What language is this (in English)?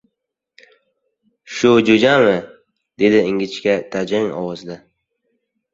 Uzbek